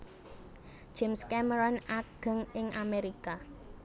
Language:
Javanese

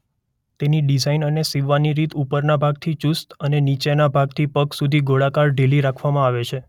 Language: Gujarati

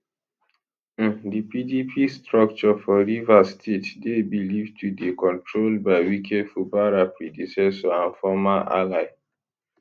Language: Nigerian Pidgin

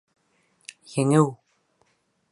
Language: Bashkir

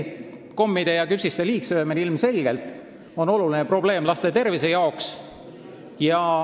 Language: Estonian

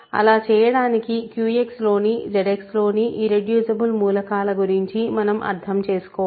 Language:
Telugu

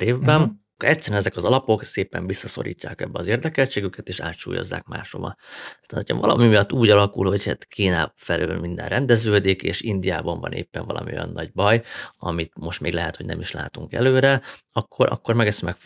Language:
Hungarian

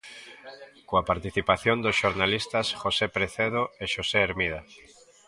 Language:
Galician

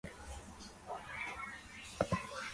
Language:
Urdu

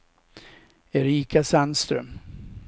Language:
Swedish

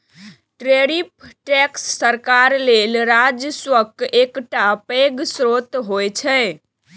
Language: Maithili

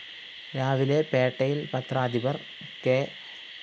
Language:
Malayalam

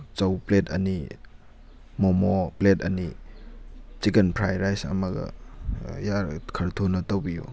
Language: Manipuri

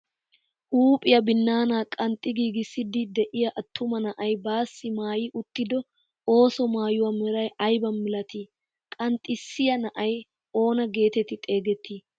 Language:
Wolaytta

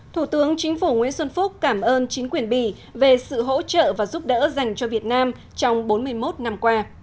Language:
Vietnamese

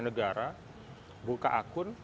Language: Indonesian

